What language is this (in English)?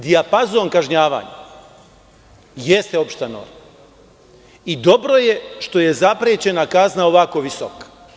Serbian